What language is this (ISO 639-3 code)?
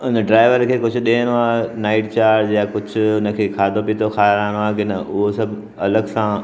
snd